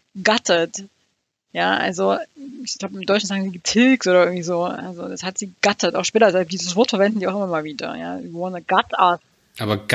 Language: German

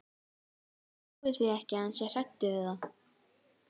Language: Icelandic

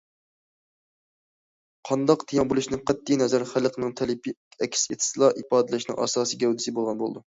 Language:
Uyghur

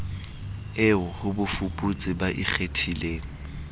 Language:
Southern Sotho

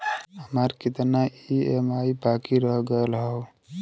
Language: Bhojpuri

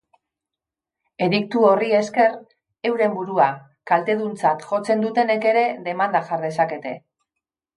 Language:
Basque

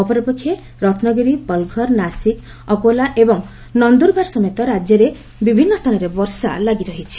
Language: Odia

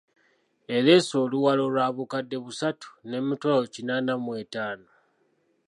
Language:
Ganda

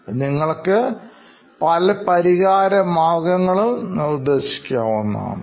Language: Malayalam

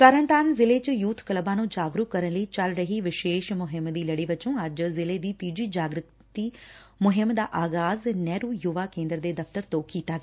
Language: Punjabi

